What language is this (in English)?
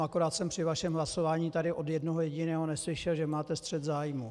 Czech